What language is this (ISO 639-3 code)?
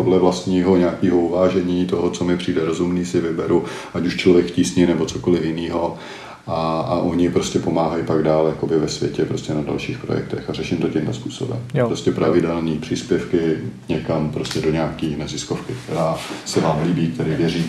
ces